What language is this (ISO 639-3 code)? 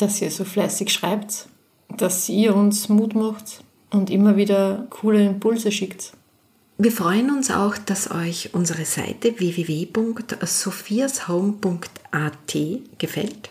deu